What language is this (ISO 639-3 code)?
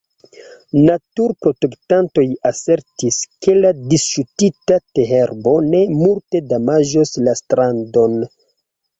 epo